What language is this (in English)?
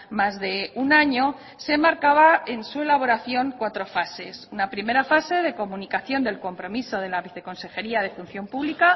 Spanish